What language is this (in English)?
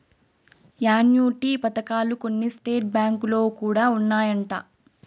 Telugu